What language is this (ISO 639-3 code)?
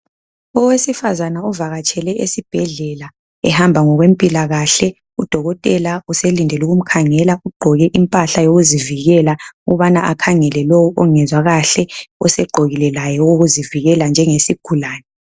nde